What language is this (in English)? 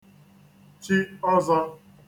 Igbo